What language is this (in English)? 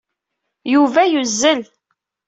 Kabyle